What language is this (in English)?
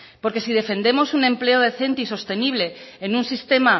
Spanish